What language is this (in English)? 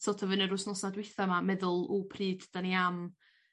Welsh